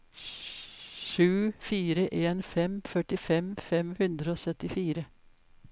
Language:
Norwegian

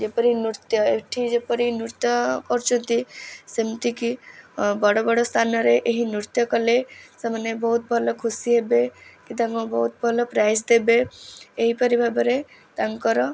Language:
Odia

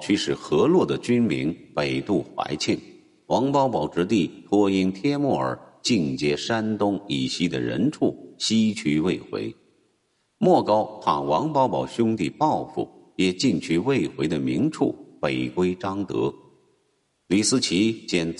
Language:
Chinese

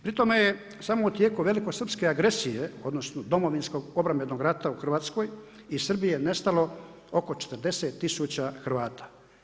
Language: Croatian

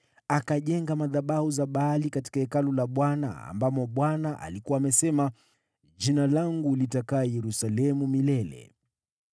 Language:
Swahili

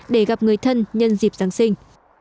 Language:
Vietnamese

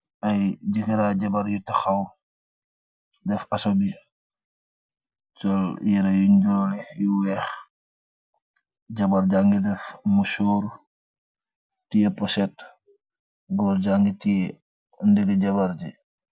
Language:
Wolof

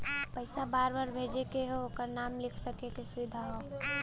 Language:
Bhojpuri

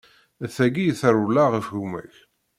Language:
Kabyle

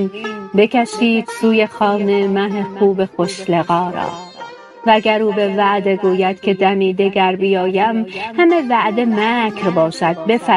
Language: Persian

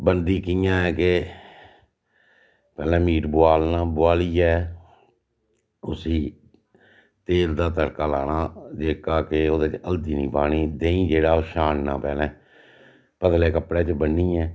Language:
Dogri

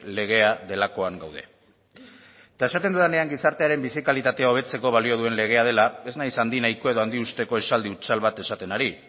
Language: Basque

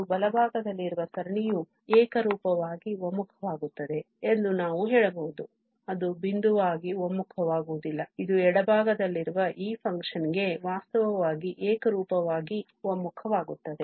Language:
Kannada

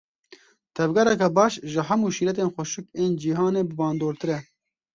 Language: Kurdish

